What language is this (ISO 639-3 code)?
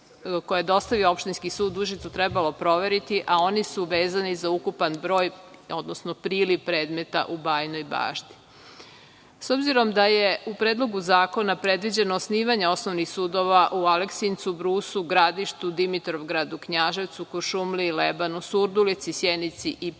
srp